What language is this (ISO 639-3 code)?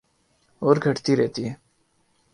urd